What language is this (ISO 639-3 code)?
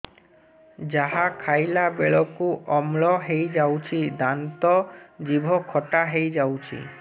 ori